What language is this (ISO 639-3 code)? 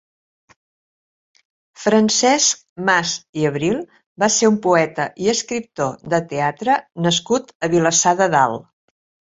cat